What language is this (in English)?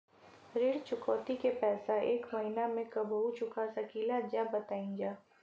Bhojpuri